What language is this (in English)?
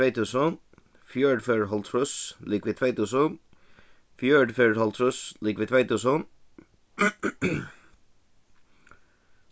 Faroese